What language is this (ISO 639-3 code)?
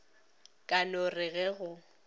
nso